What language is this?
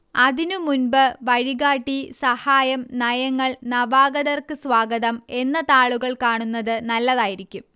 Malayalam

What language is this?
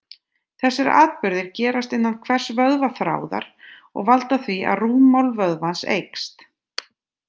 Icelandic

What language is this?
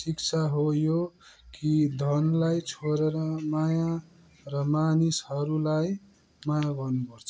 Nepali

